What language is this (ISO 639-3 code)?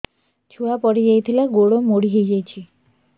ori